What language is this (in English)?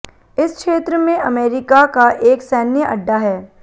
Hindi